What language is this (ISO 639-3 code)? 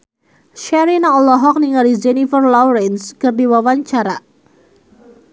sun